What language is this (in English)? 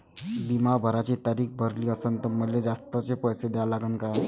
Marathi